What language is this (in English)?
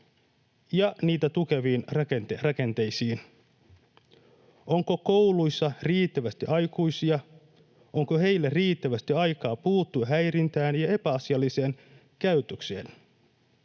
Finnish